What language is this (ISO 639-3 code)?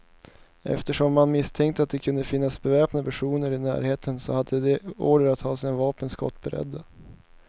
swe